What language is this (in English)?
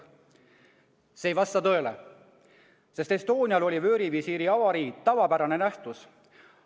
Estonian